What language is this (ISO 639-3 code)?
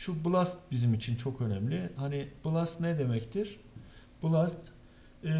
tur